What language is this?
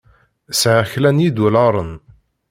Kabyle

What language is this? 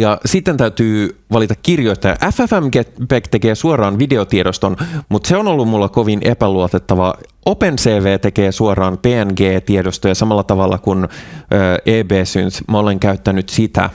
Finnish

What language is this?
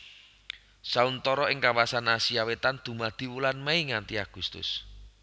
Javanese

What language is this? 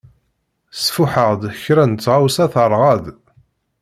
Kabyle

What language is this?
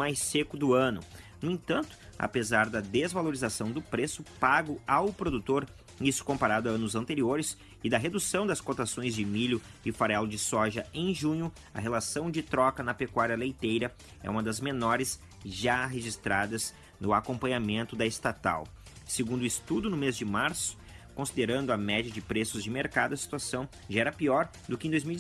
Portuguese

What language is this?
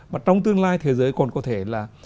Vietnamese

